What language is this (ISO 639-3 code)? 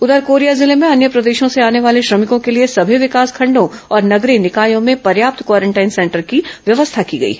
hin